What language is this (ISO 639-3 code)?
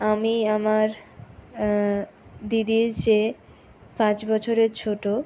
ben